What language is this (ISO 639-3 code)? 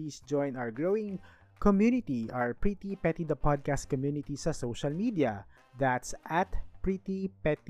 fil